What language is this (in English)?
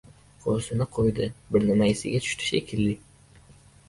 Uzbek